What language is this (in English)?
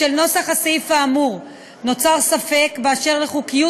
Hebrew